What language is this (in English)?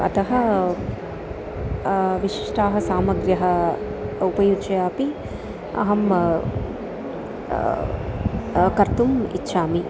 Sanskrit